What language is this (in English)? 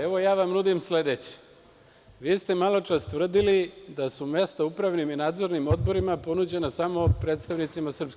Serbian